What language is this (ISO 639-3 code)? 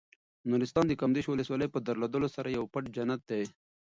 pus